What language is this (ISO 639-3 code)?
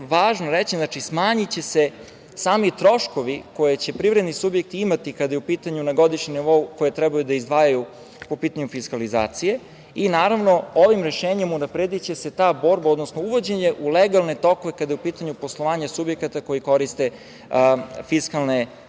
srp